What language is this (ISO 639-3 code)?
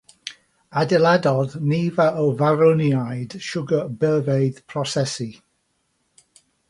cym